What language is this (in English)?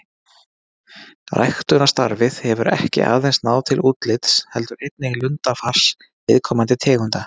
Icelandic